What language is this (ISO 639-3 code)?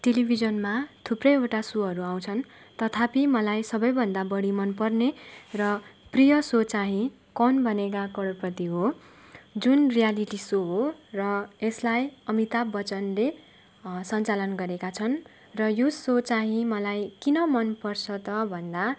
nep